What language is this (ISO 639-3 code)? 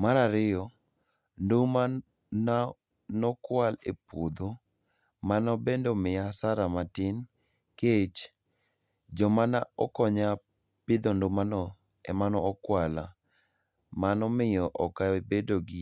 luo